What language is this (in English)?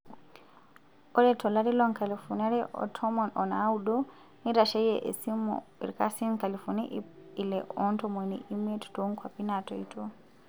Masai